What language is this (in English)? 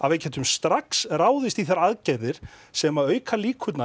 Icelandic